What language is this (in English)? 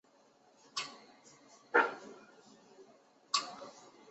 Chinese